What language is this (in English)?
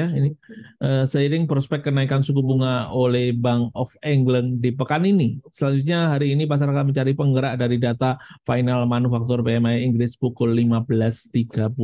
Indonesian